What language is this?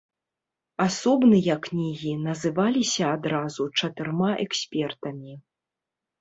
Belarusian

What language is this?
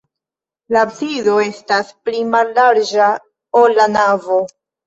Esperanto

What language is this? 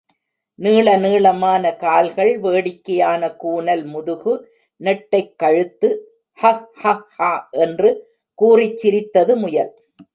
Tamil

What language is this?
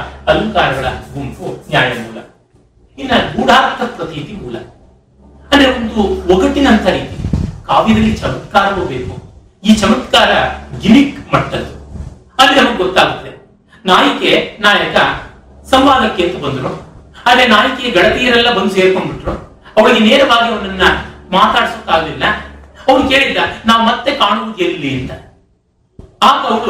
Kannada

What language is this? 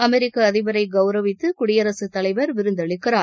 Tamil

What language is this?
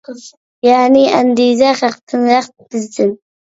Uyghur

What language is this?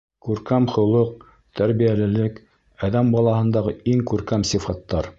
Bashkir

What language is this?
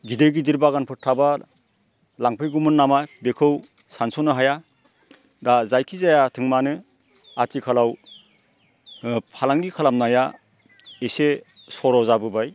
Bodo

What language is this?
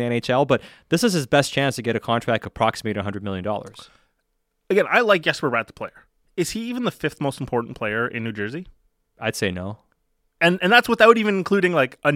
English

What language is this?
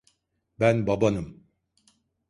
Turkish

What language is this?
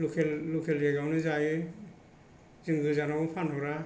Bodo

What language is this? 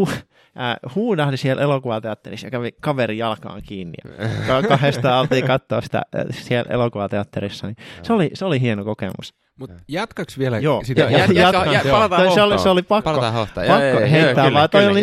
Finnish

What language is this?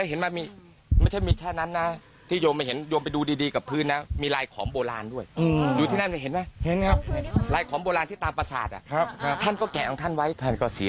Thai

